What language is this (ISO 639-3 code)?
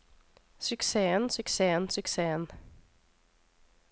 nor